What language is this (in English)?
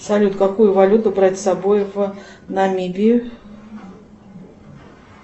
Russian